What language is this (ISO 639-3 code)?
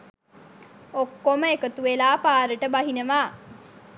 sin